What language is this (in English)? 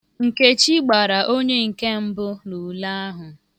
Igbo